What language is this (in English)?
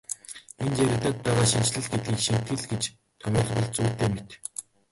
Mongolian